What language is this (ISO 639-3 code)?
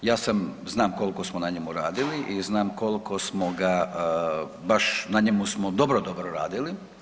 hrv